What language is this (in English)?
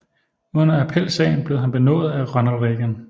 Danish